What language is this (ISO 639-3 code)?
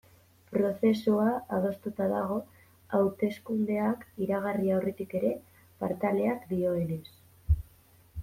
eus